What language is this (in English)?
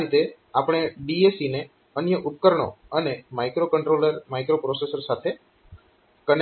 Gujarati